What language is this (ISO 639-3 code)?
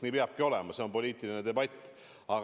est